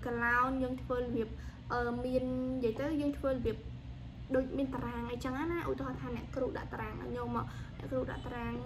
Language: Vietnamese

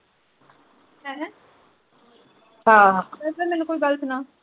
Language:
Punjabi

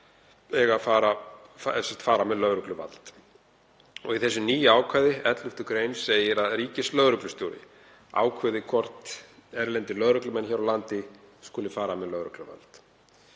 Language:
Icelandic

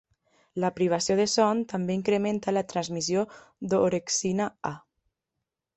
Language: Catalan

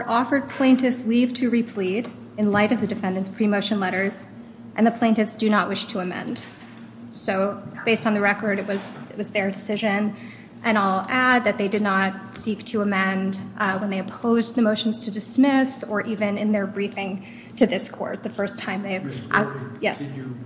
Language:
English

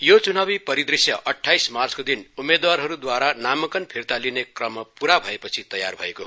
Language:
Nepali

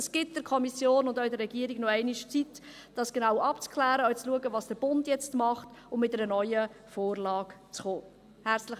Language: Swiss German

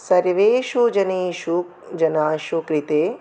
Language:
Sanskrit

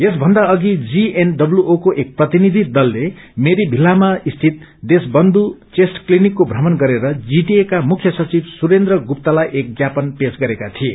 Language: Nepali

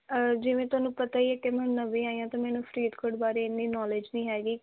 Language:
Punjabi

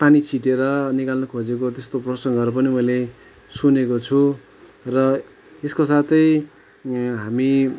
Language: Nepali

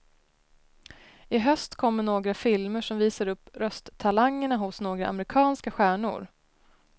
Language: Swedish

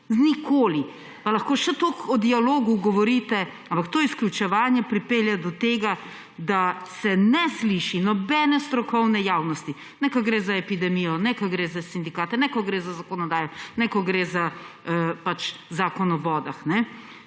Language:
Slovenian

